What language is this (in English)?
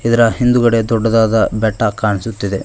Kannada